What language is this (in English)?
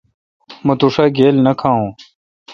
Kalkoti